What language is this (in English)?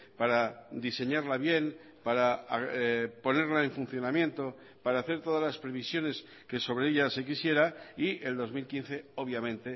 Spanish